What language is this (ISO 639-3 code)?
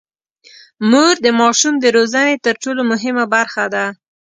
pus